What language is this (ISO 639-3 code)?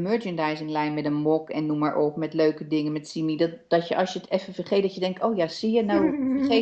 nld